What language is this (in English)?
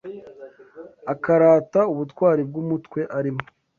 Kinyarwanda